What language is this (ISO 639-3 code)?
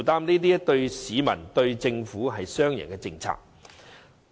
yue